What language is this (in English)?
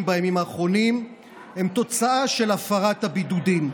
Hebrew